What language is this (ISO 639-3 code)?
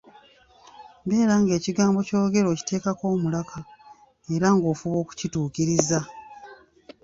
lug